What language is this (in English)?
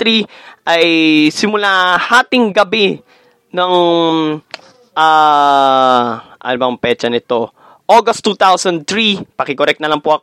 Filipino